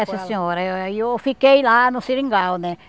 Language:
Portuguese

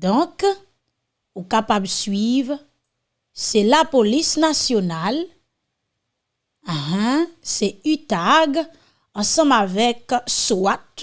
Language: French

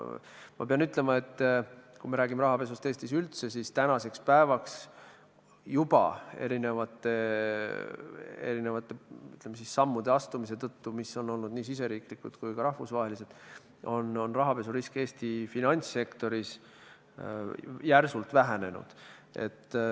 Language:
Estonian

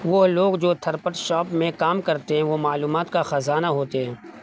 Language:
Urdu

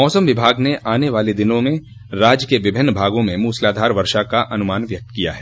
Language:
Hindi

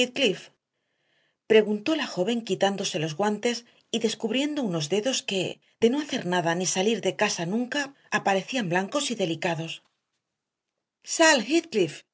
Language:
Spanish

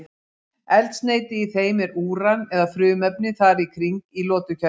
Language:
Icelandic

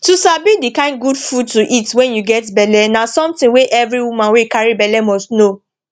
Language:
Nigerian Pidgin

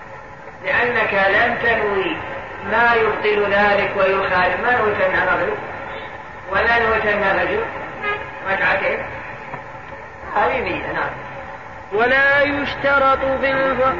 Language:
Arabic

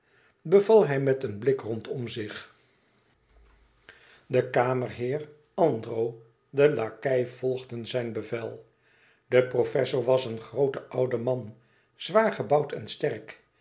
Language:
Dutch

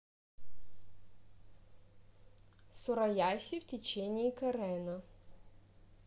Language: Russian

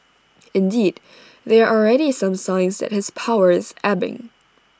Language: English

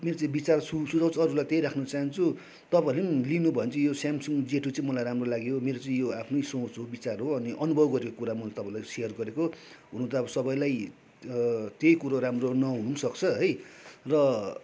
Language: Nepali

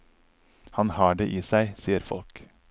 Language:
Norwegian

